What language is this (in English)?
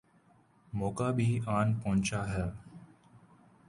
Urdu